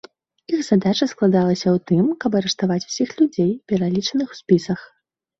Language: Belarusian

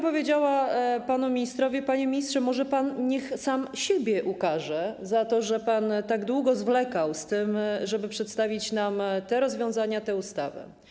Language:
Polish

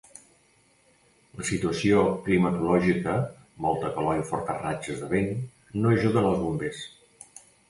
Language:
Catalan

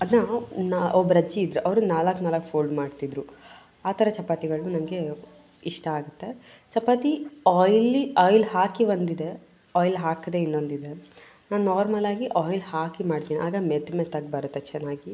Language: Kannada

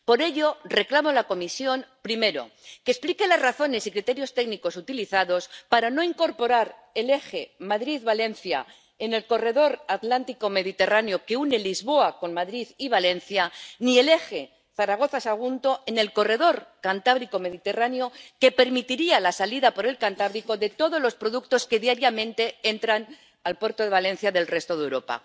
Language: Spanish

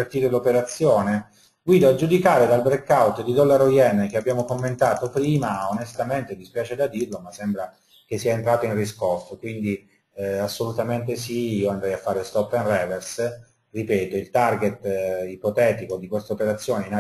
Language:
Italian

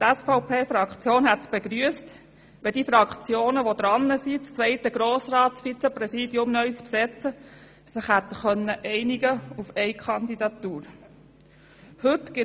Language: Swiss German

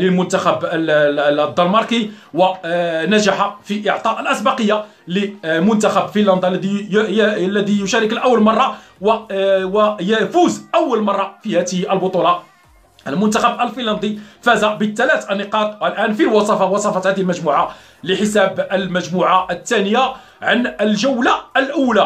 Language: Arabic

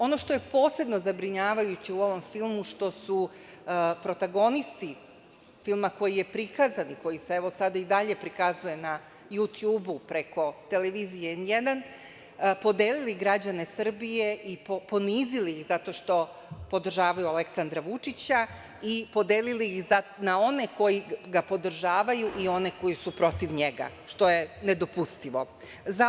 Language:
Serbian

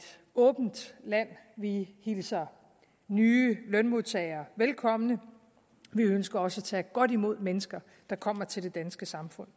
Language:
Danish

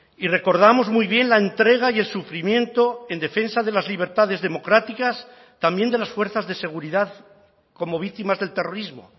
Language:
Spanish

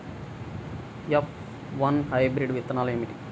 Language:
Telugu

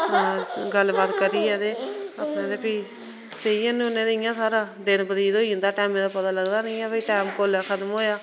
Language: Dogri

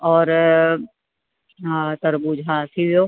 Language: Sindhi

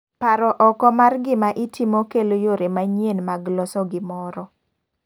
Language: Luo (Kenya and Tanzania)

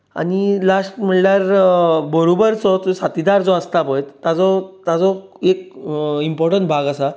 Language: Konkani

